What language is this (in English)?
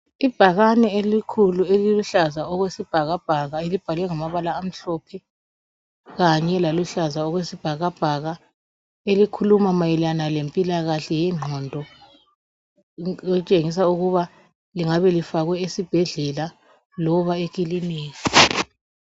North Ndebele